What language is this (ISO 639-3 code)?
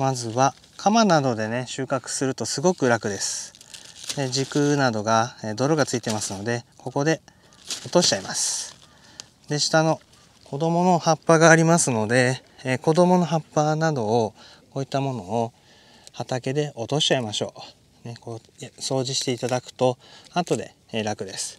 jpn